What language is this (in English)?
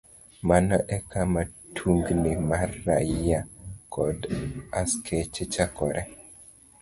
Luo (Kenya and Tanzania)